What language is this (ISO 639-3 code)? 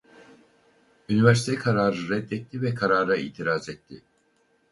tur